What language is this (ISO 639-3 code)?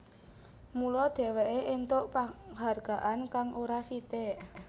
jav